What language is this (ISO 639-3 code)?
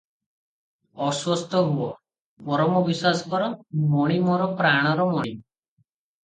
ori